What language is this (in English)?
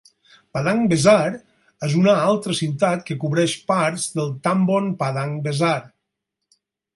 Catalan